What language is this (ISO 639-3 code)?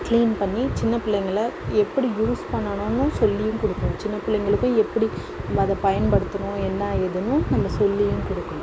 tam